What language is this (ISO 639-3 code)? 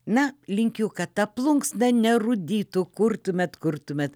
lit